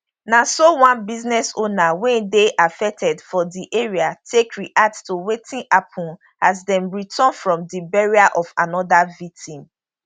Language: Nigerian Pidgin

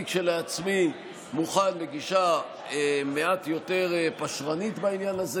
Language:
Hebrew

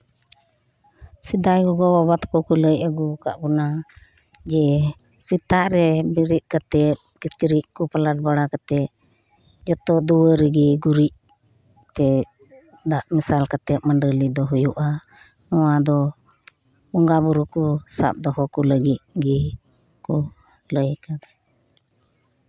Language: Santali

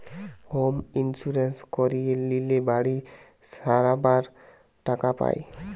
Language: Bangla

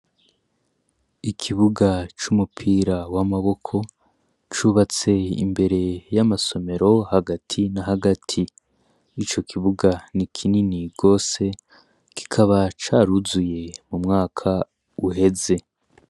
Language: Rundi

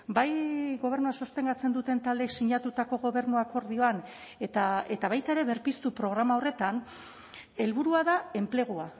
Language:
Basque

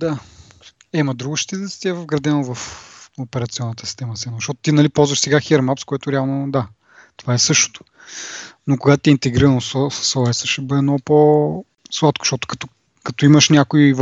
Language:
Bulgarian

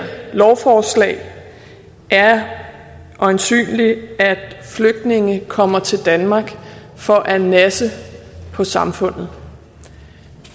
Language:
Danish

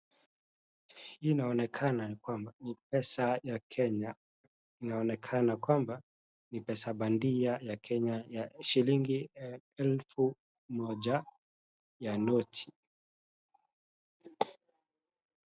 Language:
Swahili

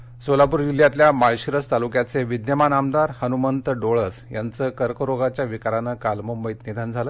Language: Marathi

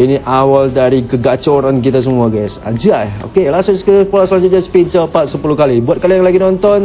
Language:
Indonesian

